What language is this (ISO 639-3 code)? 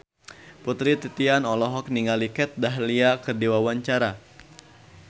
sun